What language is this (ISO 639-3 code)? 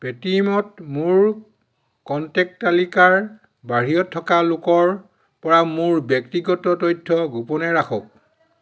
asm